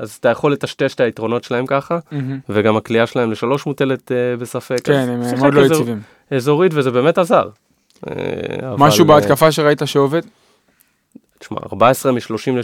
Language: Hebrew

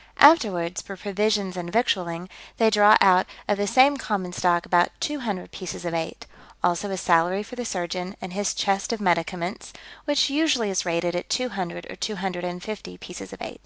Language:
English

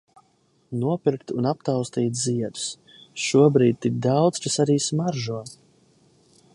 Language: Latvian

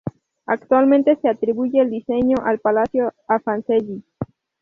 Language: Spanish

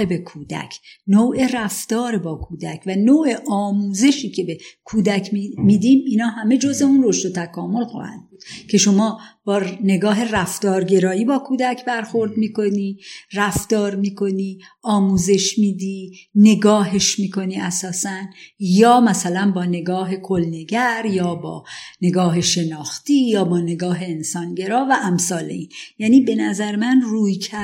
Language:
Persian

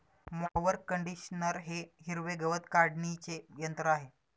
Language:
Marathi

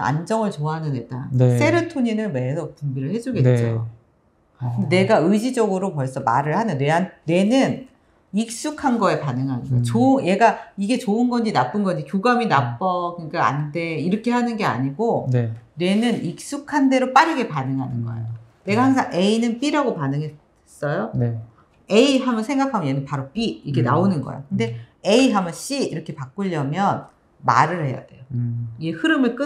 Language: Korean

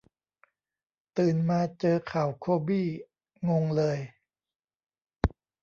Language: Thai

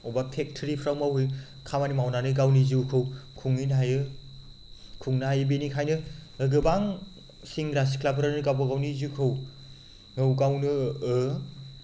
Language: Bodo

